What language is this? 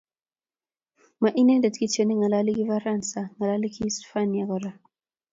Kalenjin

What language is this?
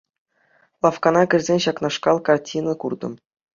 Chuvash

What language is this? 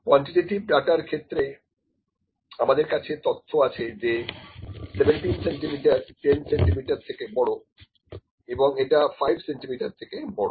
Bangla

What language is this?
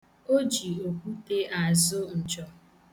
Igbo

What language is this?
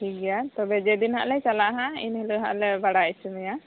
Santali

